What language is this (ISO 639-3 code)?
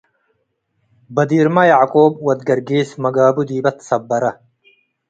tig